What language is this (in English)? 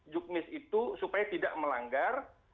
Indonesian